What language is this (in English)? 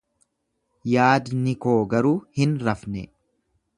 Oromo